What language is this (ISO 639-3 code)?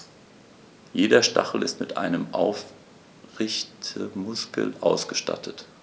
deu